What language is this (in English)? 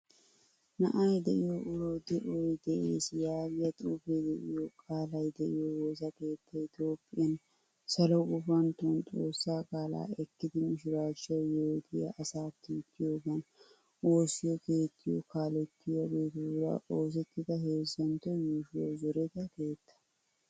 Wolaytta